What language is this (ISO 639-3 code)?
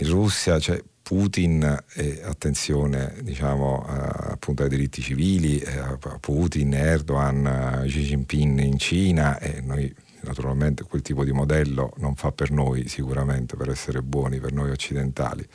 ita